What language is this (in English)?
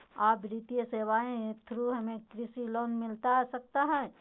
Magahi